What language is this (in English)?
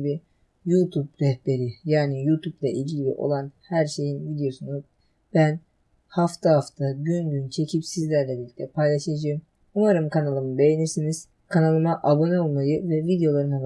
Turkish